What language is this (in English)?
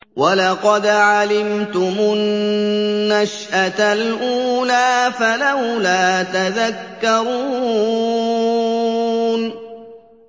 Arabic